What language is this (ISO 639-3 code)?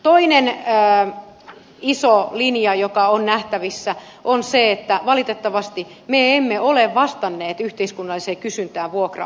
fin